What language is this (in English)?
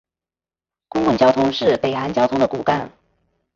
Chinese